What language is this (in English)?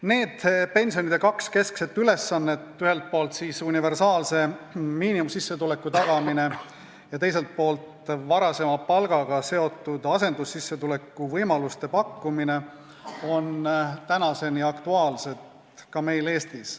Estonian